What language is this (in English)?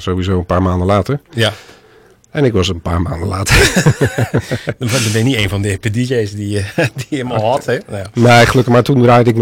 Dutch